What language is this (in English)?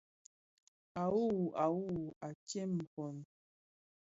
Bafia